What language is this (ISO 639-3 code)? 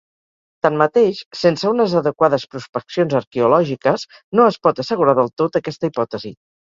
cat